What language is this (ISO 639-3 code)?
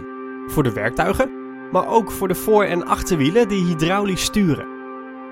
nld